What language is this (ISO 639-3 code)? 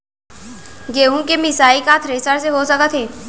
hne